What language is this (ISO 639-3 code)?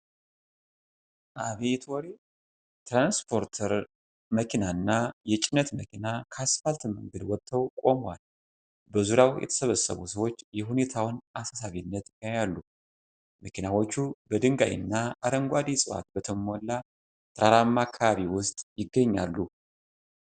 amh